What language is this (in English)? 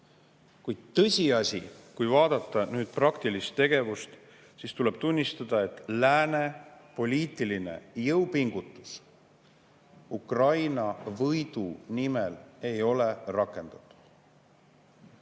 Estonian